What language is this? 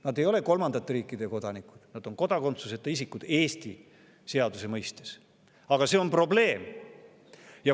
Estonian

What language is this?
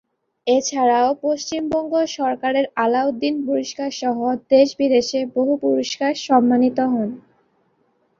Bangla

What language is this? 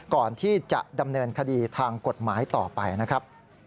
Thai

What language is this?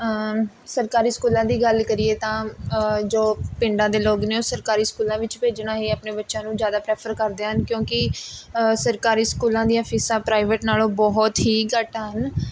Punjabi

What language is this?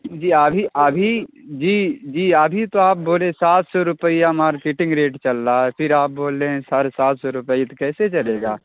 Urdu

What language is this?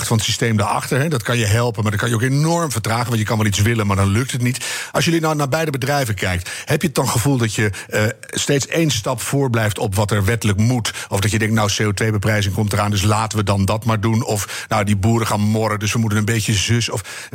Dutch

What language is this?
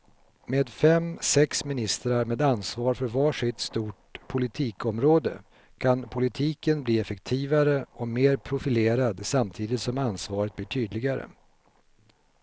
Swedish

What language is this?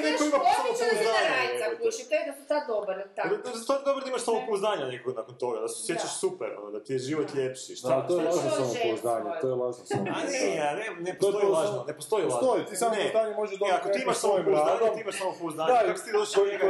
Croatian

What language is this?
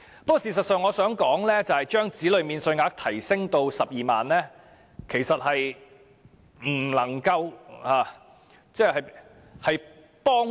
Cantonese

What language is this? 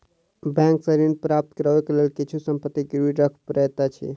Maithili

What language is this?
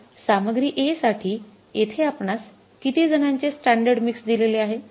Marathi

